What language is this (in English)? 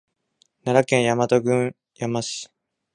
Japanese